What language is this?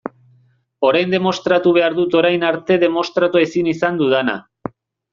Basque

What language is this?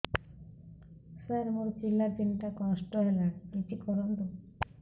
Odia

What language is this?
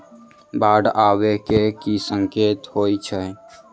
Maithili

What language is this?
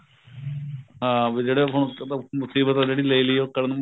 Punjabi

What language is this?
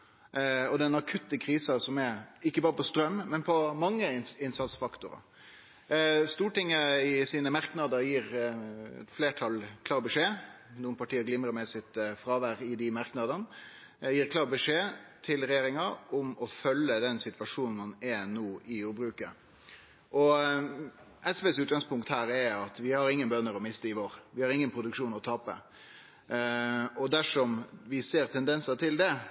Norwegian Nynorsk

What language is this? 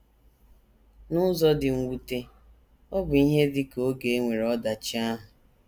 Igbo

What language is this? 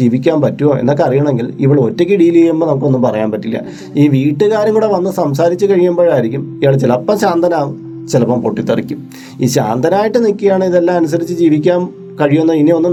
Malayalam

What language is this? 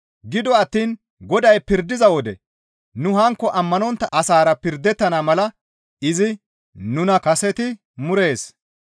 Gamo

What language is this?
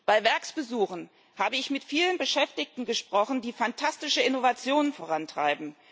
German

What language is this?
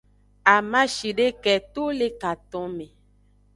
Aja (Benin)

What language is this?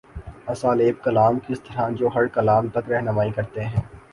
Urdu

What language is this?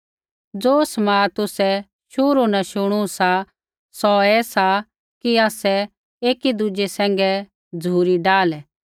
Kullu Pahari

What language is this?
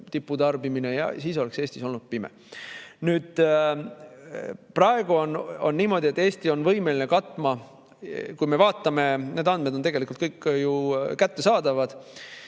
Estonian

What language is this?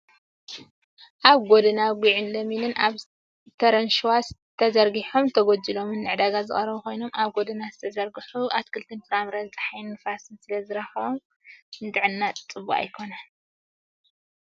Tigrinya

